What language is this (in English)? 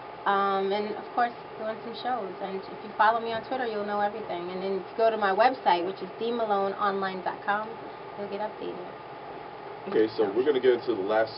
English